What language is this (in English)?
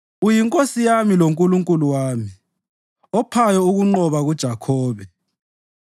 North Ndebele